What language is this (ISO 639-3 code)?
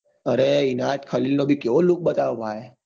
guj